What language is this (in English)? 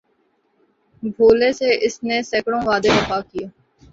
Urdu